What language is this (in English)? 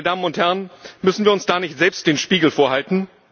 German